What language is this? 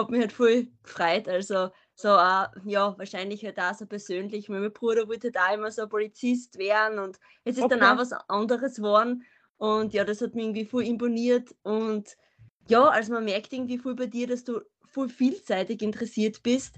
German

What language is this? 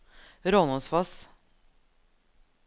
Norwegian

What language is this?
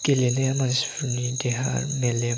Bodo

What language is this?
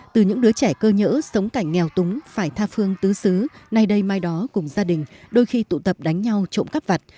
Vietnamese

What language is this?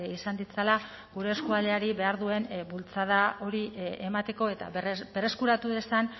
Basque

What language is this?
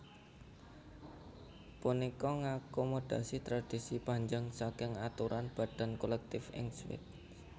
Javanese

